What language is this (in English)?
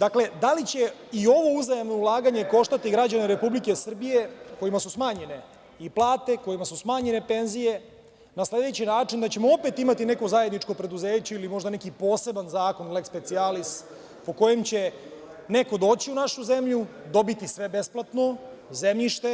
Serbian